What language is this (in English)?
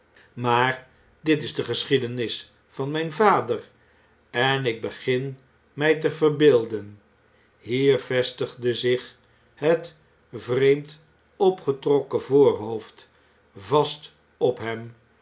Dutch